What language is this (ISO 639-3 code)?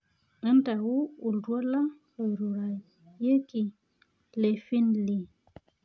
mas